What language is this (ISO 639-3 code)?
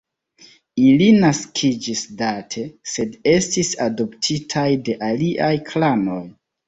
epo